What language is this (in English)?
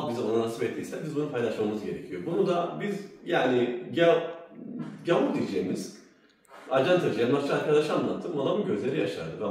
Turkish